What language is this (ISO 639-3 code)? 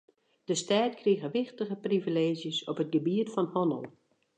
fry